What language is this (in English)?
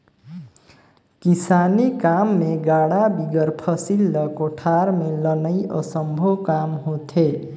Chhattisgarhi